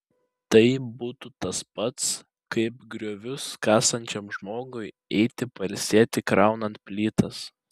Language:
Lithuanian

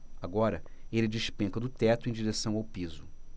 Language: Portuguese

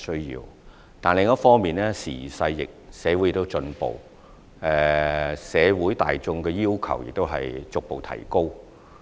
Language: Cantonese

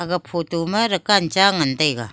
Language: Wancho Naga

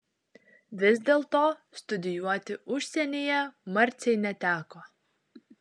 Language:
Lithuanian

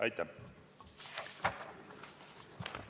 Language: Estonian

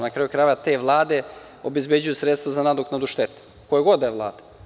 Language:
Serbian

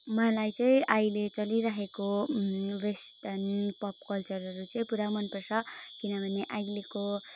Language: Nepali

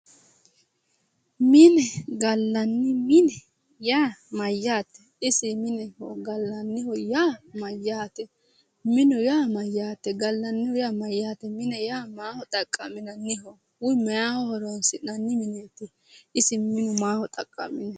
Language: Sidamo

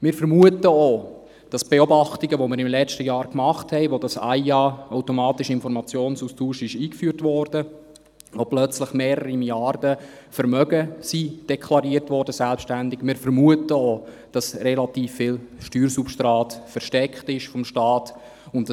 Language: Swiss German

